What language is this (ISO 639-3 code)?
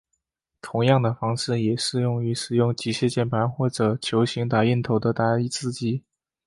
zho